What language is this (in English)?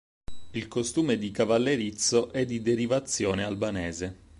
Italian